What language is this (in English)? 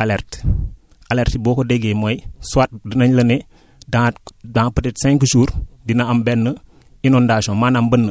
Wolof